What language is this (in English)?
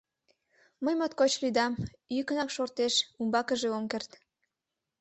Mari